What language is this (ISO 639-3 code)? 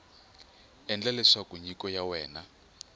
tso